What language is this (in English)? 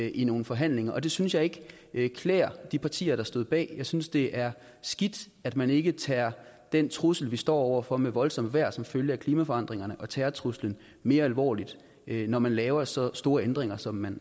Danish